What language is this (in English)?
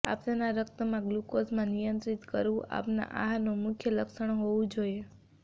Gujarati